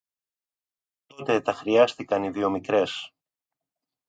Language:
Greek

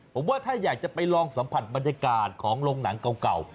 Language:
Thai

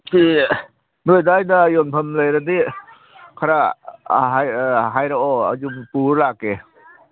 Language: Manipuri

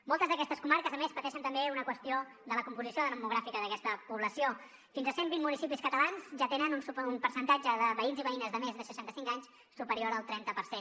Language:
Catalan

